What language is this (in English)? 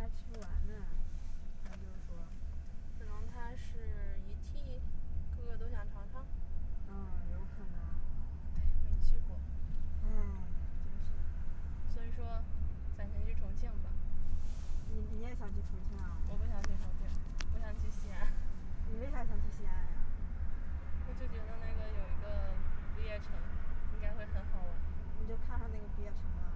Chinese